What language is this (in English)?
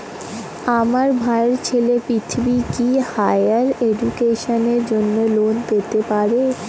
Bangla